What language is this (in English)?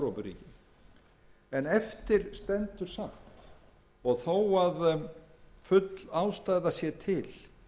Icelandic